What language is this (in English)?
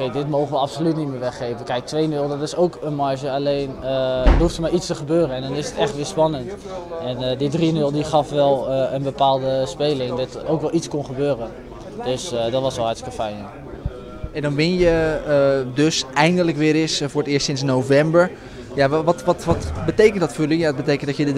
Dutch